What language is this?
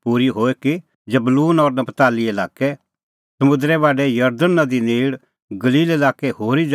Kullu Pahari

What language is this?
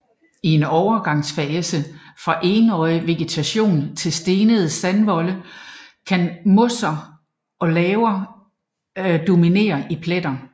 Danish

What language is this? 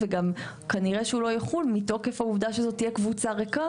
Hebrew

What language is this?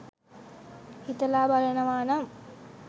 Sinhala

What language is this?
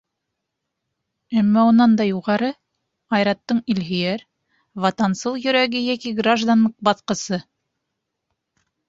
Bashkir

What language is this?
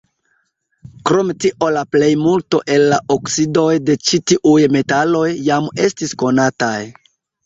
Esperanto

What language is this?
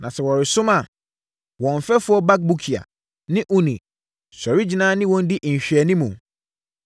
Akan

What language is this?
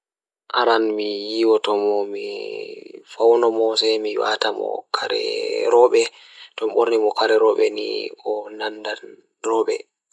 Fula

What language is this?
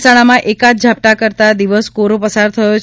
Gujarati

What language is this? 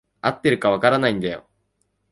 Japanese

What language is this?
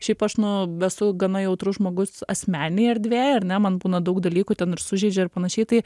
Lithuanian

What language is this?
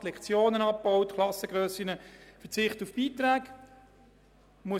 Swiss German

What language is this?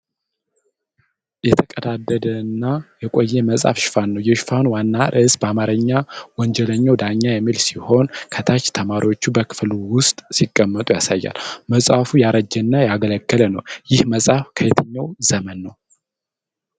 Amharic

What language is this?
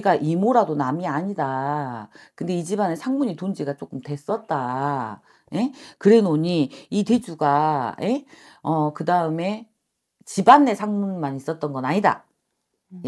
Korean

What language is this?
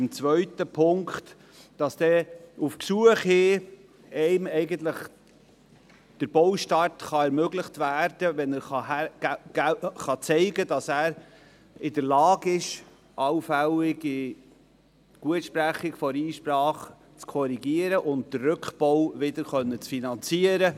Swiss German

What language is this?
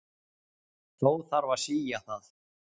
Icelandic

